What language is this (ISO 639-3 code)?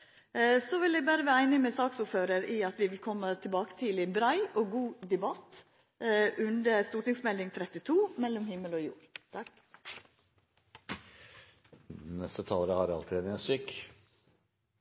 nno